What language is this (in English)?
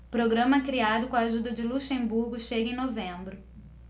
Portuguese